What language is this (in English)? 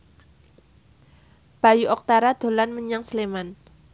Javanese